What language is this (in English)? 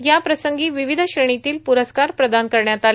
Marathi